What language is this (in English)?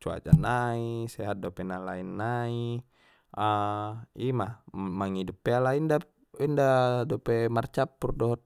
Batak Mandailing